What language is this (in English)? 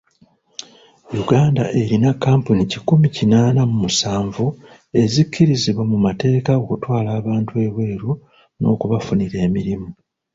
Ganda